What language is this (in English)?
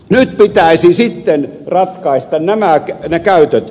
Finnish